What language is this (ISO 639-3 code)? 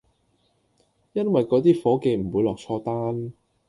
yue